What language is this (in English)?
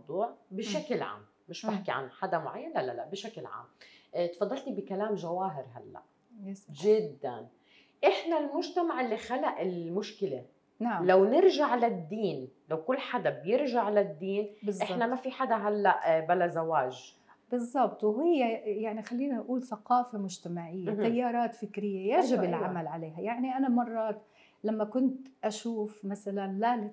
Arabic